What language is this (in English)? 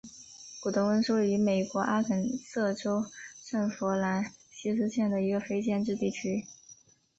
Chinese